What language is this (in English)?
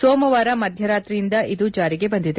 Kannada